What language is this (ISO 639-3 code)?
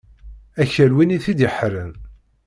kab